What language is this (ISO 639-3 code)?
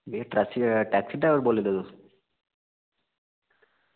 doi